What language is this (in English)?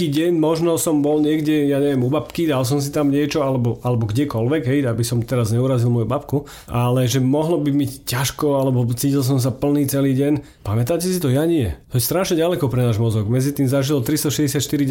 Slovak